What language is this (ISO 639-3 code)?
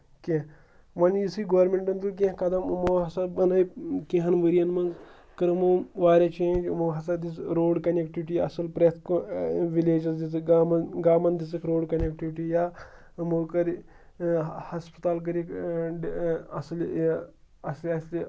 kas